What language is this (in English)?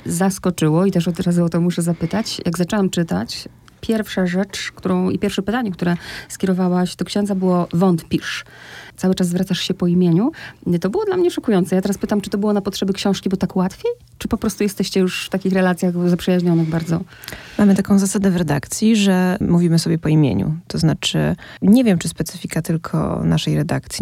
Polish